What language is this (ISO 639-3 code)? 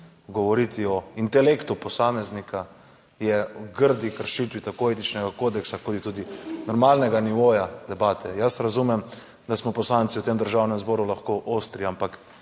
slv